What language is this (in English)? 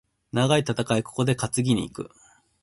Japanese